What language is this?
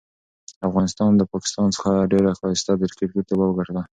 Pashto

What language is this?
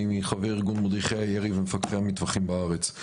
Hebrew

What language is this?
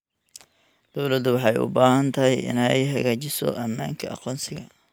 Somali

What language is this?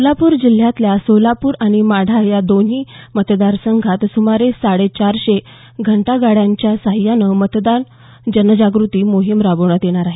Marathi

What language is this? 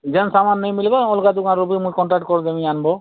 Odia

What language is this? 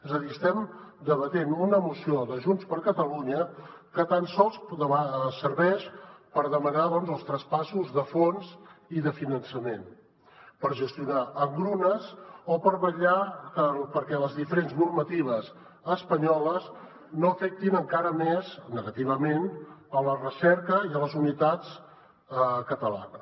Catalan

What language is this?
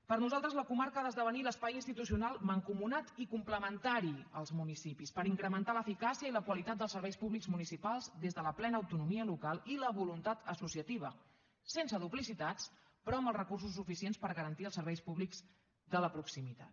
Catalan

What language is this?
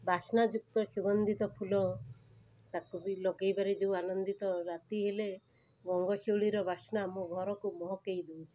Odia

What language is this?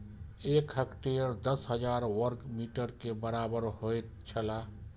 Maithili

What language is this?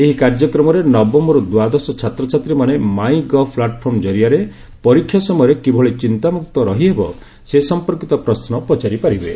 Odia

